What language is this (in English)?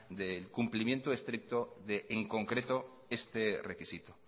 Spanish